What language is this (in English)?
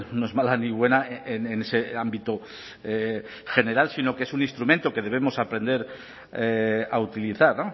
Spanish